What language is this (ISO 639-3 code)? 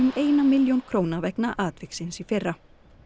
isl